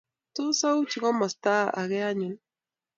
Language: Kalenjin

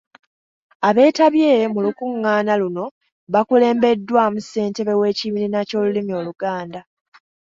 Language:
Ganda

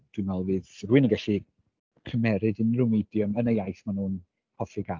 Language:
Welsh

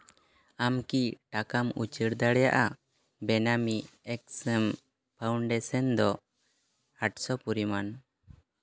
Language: Santali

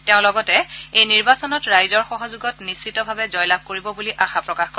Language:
Assamese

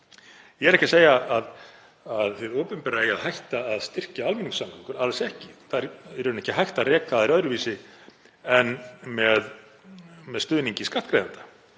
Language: Icelandic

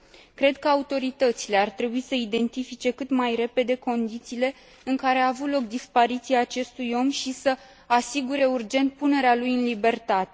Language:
Romanian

